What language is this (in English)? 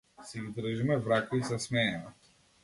Macedonian